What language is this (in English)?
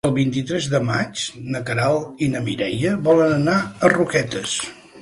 Catalan